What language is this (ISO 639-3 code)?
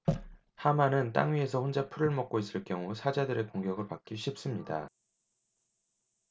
kor